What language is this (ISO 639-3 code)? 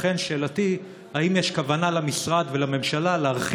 heb